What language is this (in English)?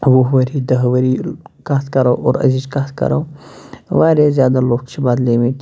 Kashmiri